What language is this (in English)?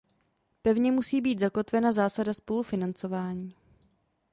Czech